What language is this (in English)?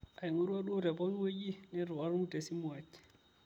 Masai